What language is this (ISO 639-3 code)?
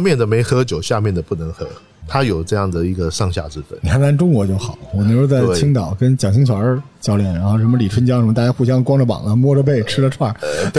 zho